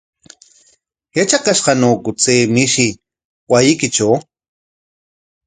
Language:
Corongo Ancash Quechua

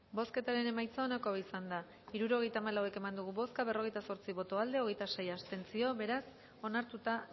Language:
Basque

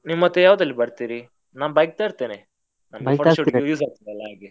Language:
Kannada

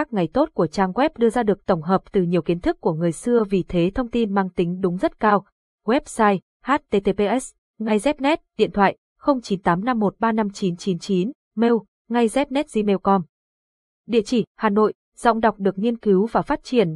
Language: Vietnamese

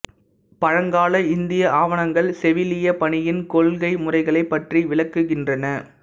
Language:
Tamil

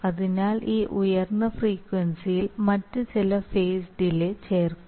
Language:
Malayalam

